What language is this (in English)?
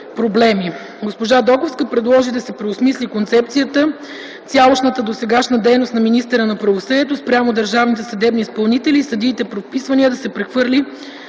Bulgarian